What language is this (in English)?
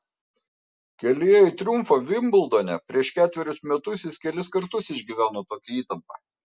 Lithuanian